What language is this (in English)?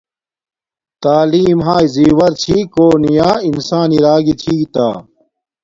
Domaaki